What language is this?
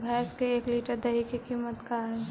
Magahi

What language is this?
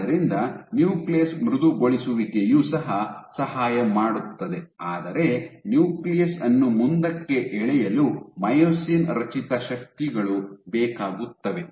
Kannada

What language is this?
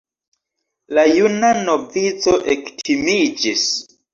Esperanto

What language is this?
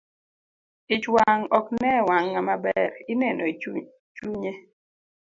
Luo (Kenya and Tanzania)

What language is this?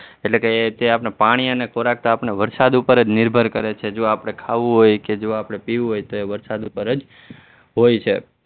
Gujarati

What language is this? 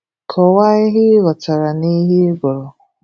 Igbo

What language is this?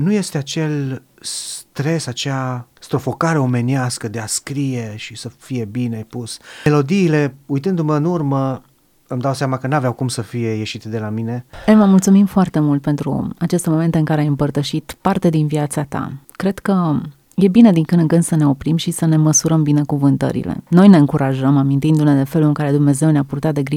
Romanian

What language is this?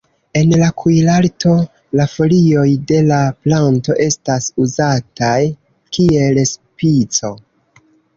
Esperanto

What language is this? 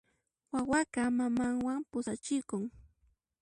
Puno Quechua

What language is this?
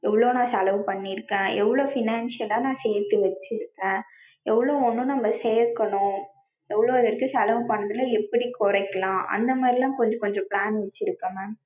Tamil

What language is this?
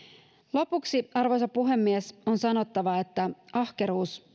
Finnish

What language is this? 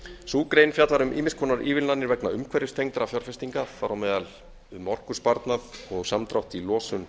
Icelandic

